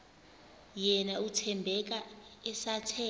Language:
Xhosa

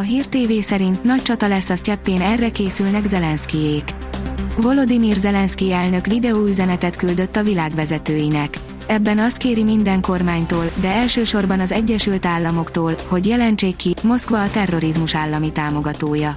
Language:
Hungarian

